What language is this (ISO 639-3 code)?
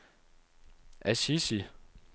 dan